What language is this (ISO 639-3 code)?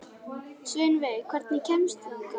isl